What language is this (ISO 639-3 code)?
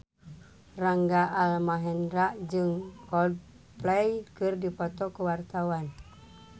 sun